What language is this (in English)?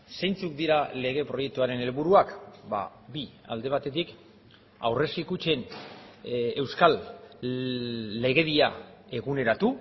Basque